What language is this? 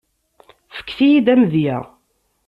Kabyle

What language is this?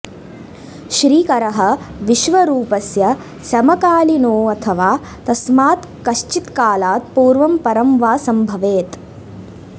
Sanskrit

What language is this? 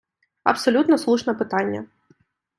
Ukrainian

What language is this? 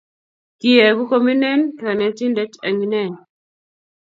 Kalenjin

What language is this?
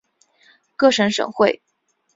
Chinese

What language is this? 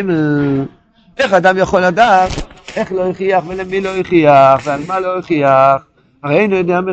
Hebrew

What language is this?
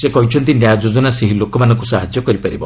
Odia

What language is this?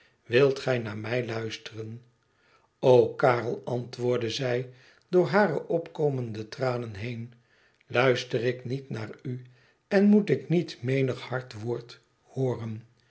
Dutch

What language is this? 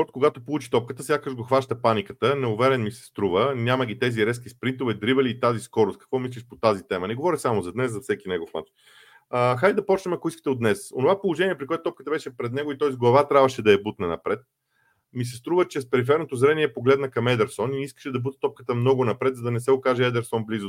Bulgarian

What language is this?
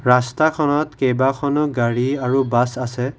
Assamese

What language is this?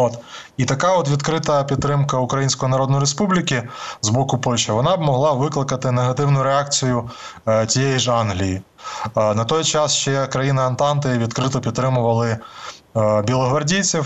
Ukrainian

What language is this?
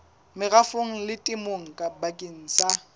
Southern Sotho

